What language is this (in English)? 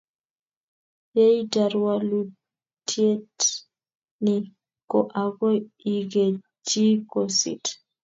Kalenjin